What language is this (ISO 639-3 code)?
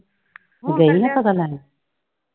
pan